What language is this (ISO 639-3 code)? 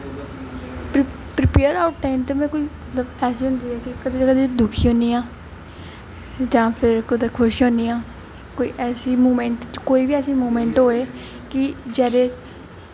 doi